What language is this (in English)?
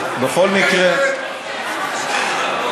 Hebrew